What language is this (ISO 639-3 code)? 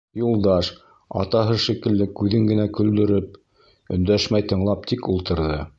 bak